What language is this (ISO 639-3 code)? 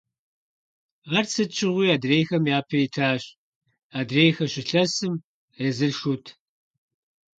kbd